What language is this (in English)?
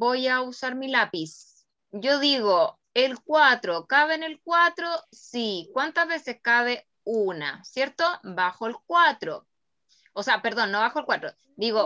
Spanish